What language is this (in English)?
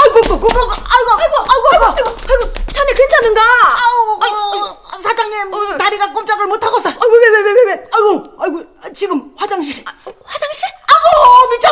Korean